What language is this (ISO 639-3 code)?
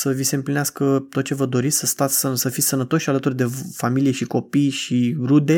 ron